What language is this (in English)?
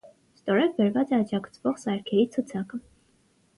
Armenian